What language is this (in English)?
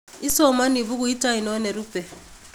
Kalenjin